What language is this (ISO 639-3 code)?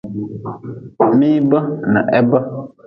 nmz